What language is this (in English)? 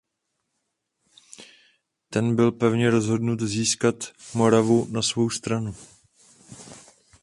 Czech